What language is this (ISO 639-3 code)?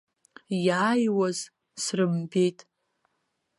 abk